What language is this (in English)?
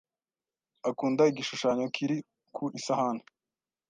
Kinyarwanda